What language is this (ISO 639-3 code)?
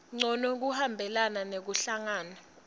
ssw